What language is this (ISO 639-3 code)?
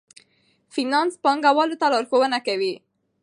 pus